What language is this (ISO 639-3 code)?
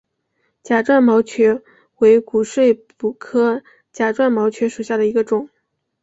zho